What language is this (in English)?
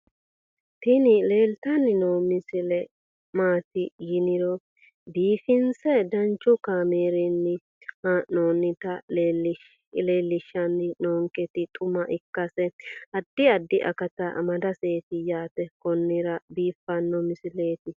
Sidamo